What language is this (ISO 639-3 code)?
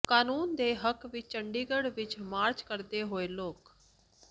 pan